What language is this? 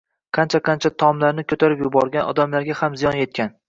Uzbek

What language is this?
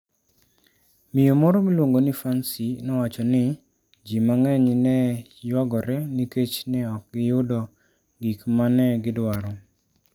Luo (Kenya and Tanzania)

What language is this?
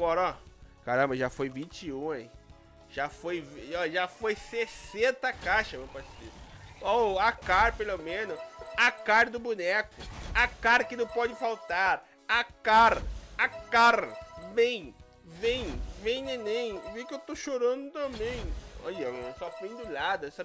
Portuguese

